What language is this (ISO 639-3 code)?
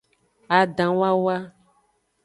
ajg